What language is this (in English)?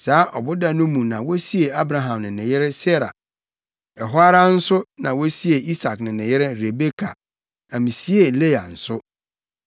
Akan